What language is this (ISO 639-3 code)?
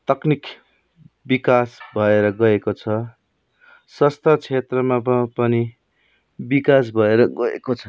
nep